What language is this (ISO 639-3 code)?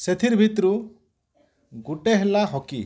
ori